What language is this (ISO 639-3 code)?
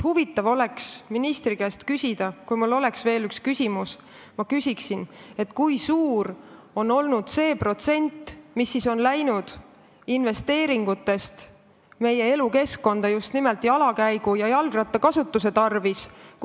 est